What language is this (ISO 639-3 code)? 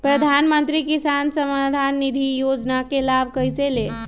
mag